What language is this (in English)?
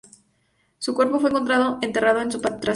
Spanish